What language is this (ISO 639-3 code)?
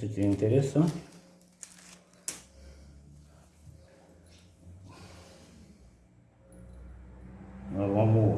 por